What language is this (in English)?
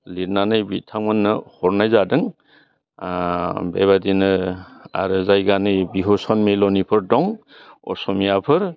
Bodo